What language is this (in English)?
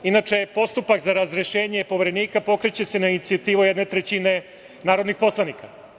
Serbian